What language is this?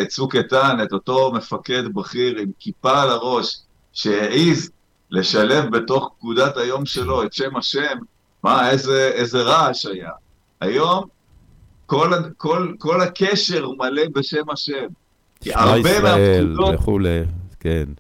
Hebrew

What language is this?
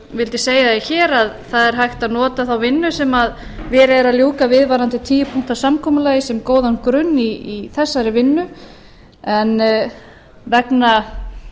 Icelandic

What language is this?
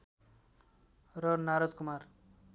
Nepali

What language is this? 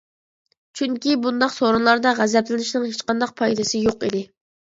Uyghur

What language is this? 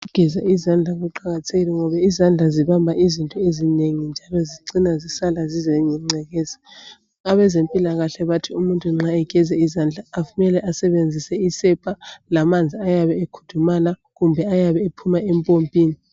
North Ndebele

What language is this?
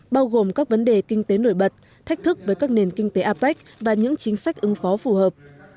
Vietnamese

